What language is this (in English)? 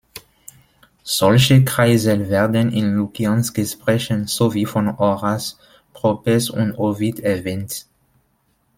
German